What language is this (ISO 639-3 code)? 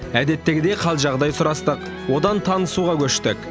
kaz